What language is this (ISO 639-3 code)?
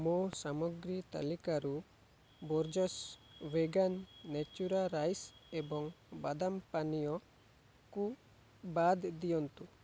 ori